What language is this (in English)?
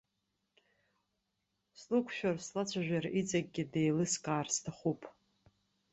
Abkhazian